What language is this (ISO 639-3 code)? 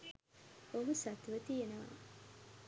sin